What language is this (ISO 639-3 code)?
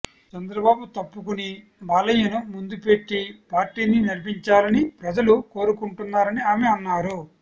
tel